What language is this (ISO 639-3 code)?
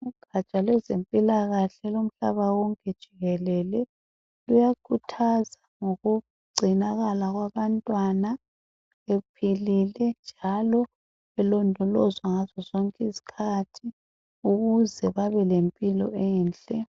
nde